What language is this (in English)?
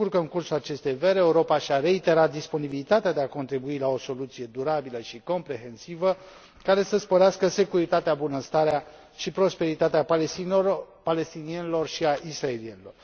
Romanian